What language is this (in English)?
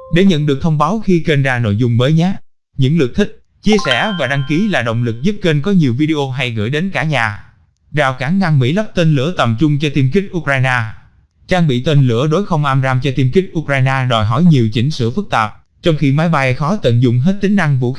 Vietnamese